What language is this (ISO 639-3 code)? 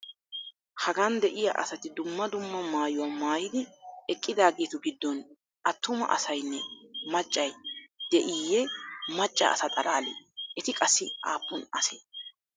wal